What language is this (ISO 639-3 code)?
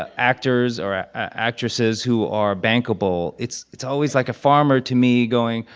eng